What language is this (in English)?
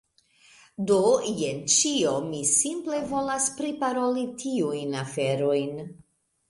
Esperanto